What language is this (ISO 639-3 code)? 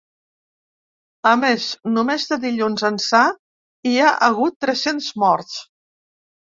cat